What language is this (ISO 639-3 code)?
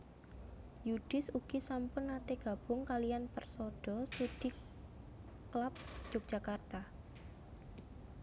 jav